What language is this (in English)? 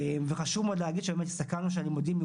Hebrew